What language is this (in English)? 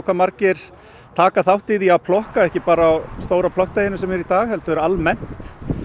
Icelandic